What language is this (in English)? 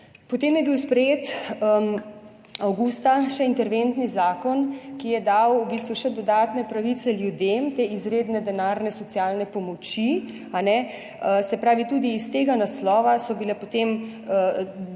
Slovenian